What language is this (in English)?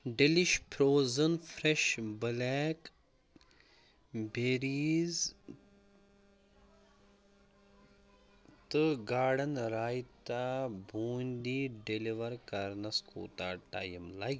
Kashmiri